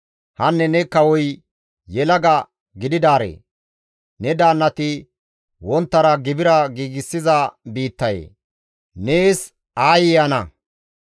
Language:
Gamo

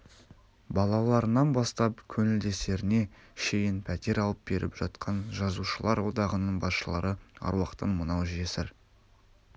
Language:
Kazakh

